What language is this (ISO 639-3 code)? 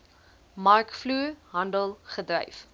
afr